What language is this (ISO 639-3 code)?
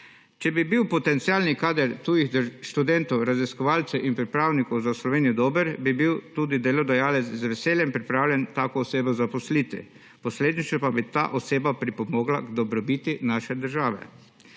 slv